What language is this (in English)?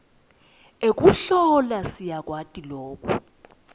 Swati